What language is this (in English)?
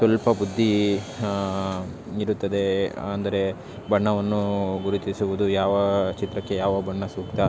Kannada